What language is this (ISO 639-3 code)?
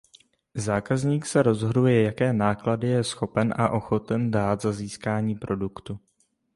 ces